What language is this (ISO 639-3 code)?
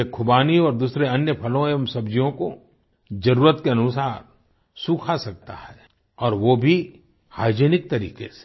hin